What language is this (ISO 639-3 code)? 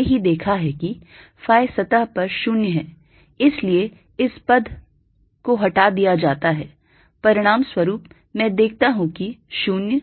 hin